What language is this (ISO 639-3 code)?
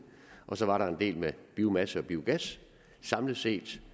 dan